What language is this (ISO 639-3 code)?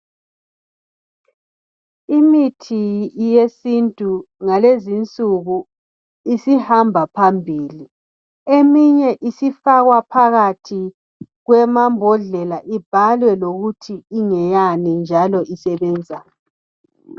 nde